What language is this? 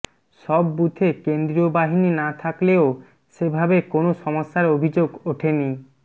Bangla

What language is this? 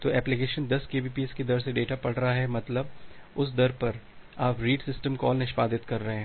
Hindi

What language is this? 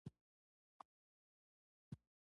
Pashto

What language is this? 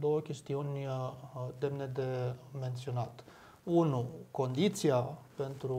Romanian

